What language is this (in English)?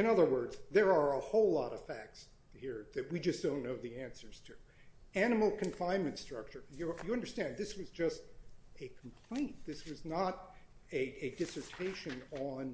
English